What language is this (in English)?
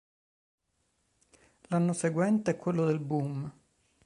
Italian